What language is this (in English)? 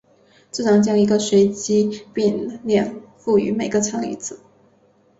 Chinese